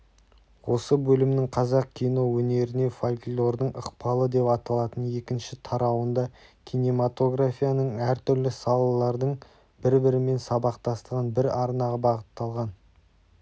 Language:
Kazakh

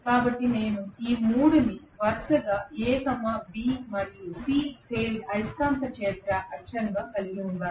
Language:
Telugu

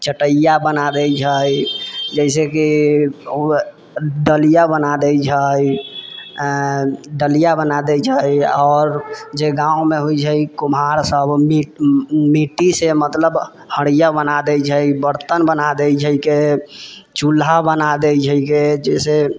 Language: Maithili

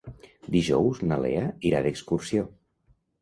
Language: Catalan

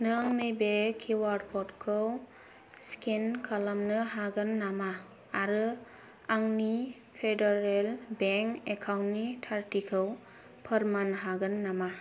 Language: Bodo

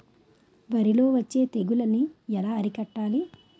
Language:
Telugu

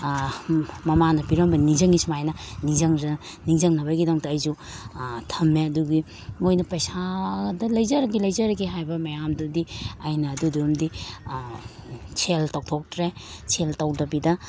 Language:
Manipuri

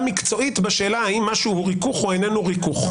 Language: Hebrew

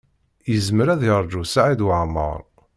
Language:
Kabyle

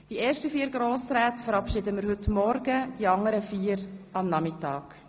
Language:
Swiss German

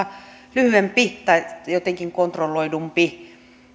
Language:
Finnish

